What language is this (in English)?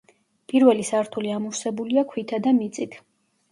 Georgian